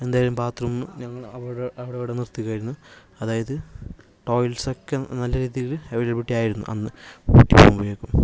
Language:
Malayalam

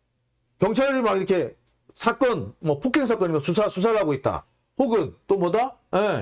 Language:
Korean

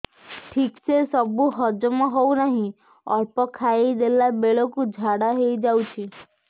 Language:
Odia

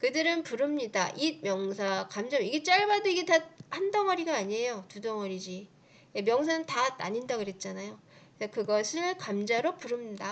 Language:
Korean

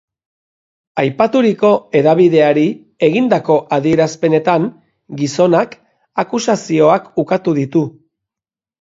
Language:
Basque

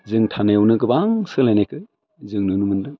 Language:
Bodo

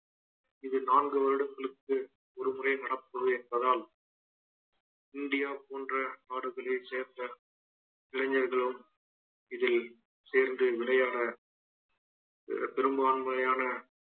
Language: Tamil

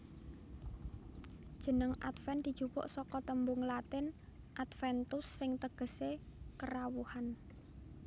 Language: Javanese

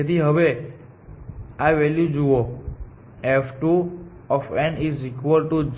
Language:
Gujarati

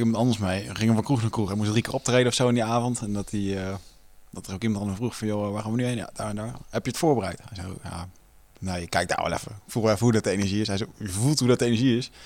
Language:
Dutch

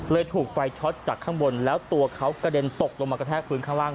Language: Thai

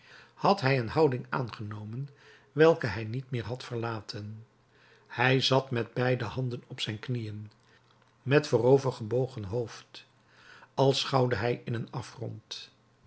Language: Dutch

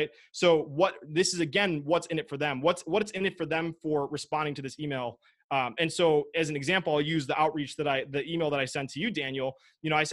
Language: English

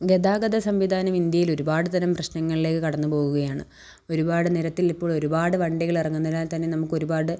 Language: Malayalam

